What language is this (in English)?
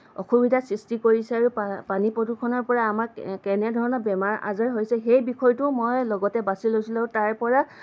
Assamese